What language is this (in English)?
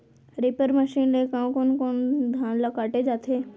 Chhattisgarhi